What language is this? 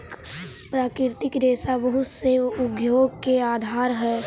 Magahi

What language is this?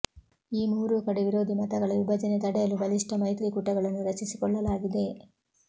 Kannada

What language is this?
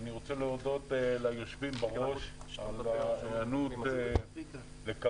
Hebrew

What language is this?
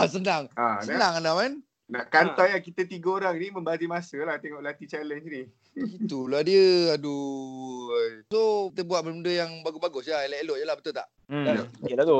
Malay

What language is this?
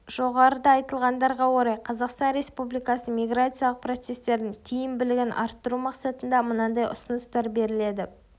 Kazakh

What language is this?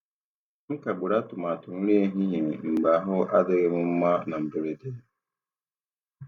Igbo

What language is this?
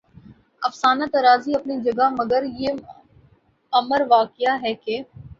Urdu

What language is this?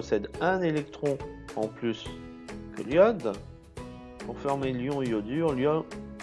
French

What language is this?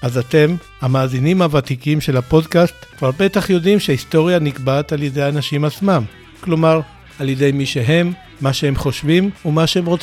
Hebrew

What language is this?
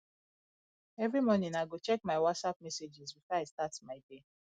Nigerian Pidgin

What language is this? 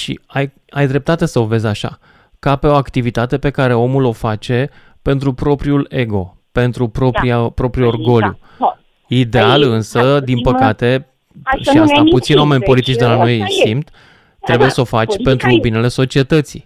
Romanian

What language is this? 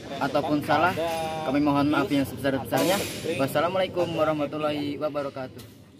Indonesian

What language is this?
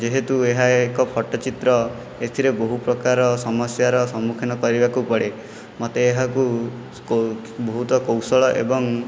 Odia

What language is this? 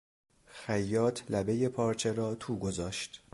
Persian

